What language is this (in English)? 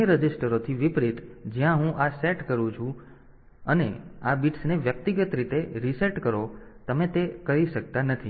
Gujarati